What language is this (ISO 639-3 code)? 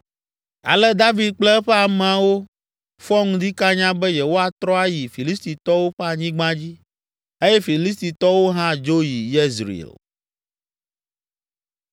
ewe